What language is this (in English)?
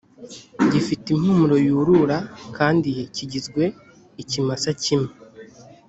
Kinyarwanda